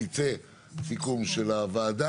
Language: Hebrew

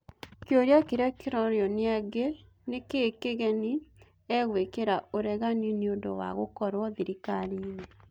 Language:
Kikuyu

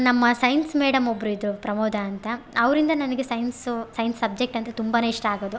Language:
Kannada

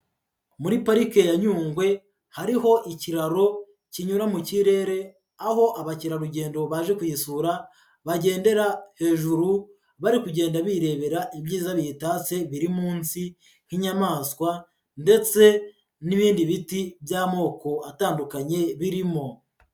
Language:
Kinyarwanda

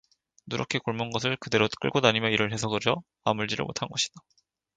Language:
Korean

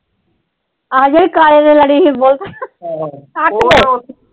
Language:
Punjabi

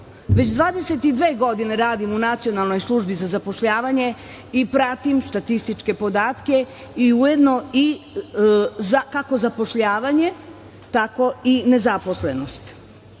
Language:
Serbian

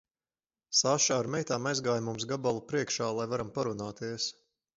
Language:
Latvian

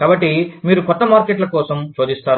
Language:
Telugu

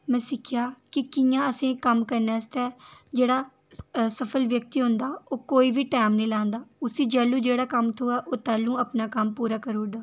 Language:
Dogri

